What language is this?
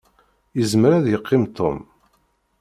Kabyle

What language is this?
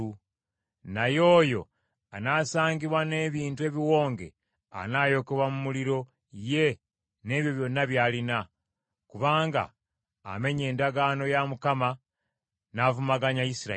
Ganda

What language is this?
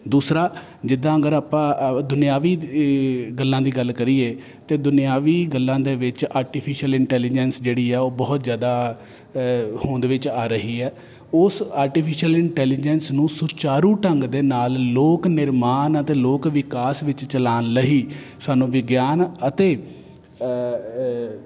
Punjabi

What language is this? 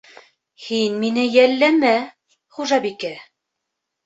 Bashkir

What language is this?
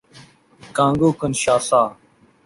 Urdu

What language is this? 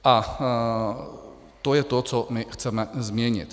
Czech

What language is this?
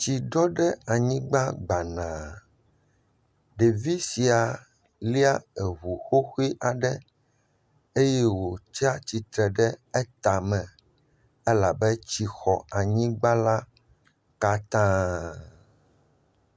Ewe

